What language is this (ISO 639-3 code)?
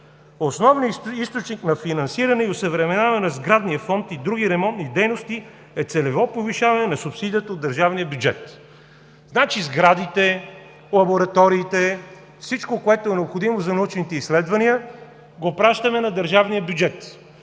bul